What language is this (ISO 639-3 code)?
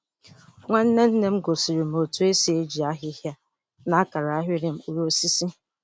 ibo